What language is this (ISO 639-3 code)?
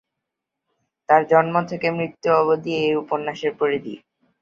ben